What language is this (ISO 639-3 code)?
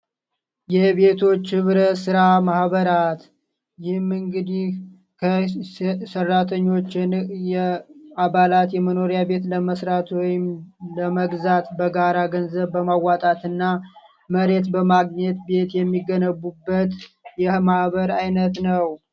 amh